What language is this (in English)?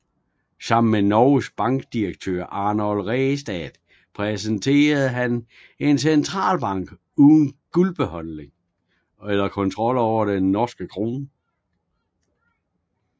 Danish